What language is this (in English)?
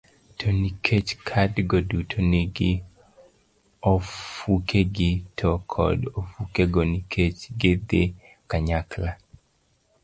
Luo (Kenya and Tanzania)